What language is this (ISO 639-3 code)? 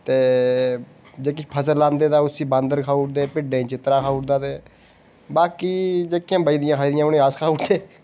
doi